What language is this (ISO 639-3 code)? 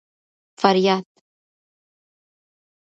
pus